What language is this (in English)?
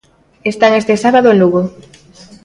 Galician